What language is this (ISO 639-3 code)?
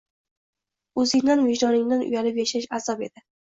uzb